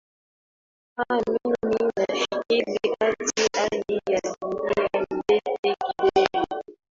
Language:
Swahili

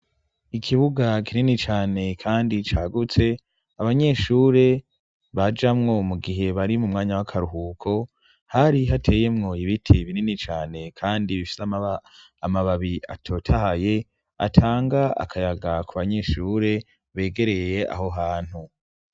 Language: Rundi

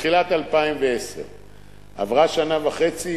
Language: Hebrew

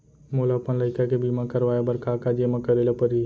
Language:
Chhattisgarhi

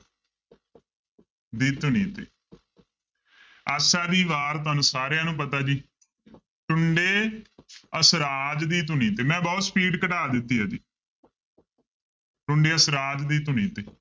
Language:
Punjabi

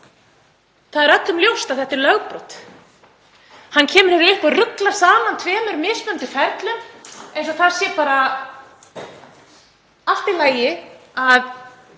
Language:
Icelandic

